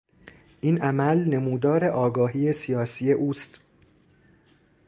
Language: Persian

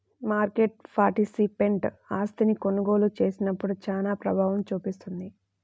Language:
Telugu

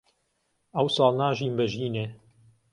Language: Central Kurdish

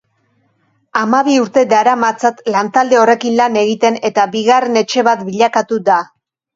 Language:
Basque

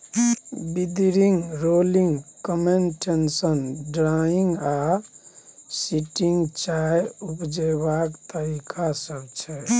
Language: Maithili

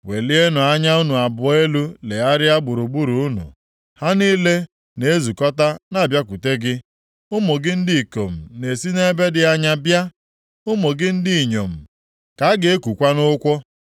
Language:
Igbo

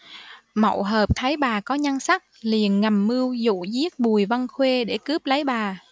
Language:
Vietnamese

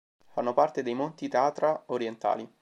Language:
Italian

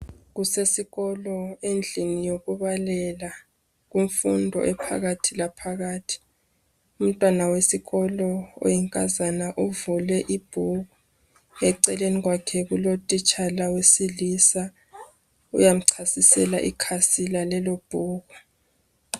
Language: North Ndebele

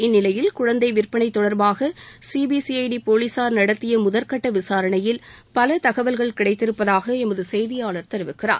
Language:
Tamil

